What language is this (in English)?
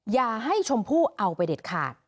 Thai